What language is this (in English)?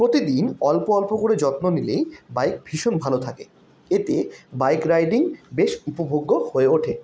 Bangla